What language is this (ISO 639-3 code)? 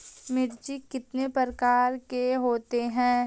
mag